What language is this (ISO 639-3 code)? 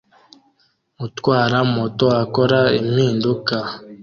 kin